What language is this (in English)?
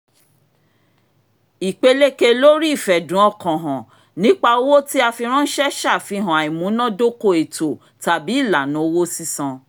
Yoruba